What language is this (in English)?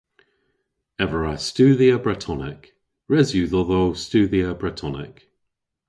Cornish